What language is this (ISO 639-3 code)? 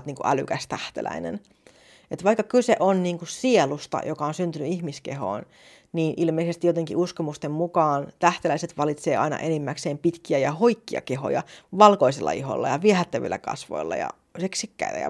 fin